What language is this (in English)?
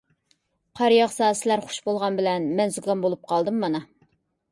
Uyghur